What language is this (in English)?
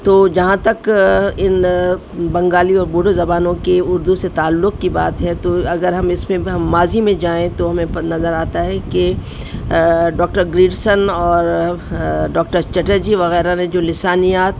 Urdu